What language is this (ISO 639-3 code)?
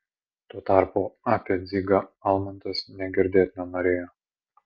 lit